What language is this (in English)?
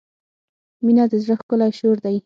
Pashto